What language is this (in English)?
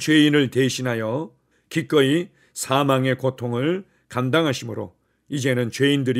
Korean